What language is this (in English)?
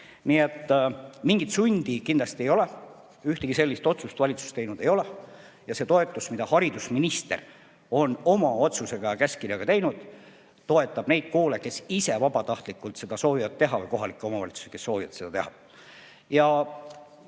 Estonian